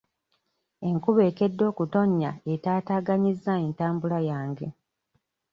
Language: Ganda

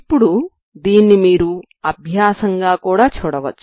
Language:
Telugu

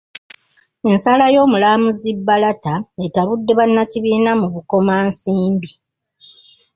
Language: Ganda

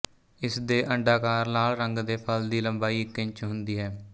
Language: Punjabi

